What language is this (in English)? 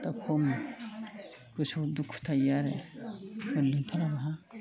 Bodo